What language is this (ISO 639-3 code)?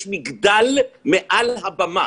heb